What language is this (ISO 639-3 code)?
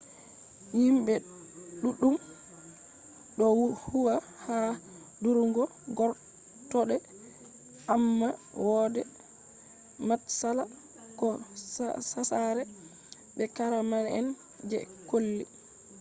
ful